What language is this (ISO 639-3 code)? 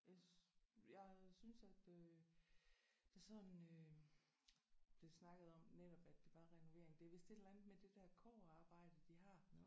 dan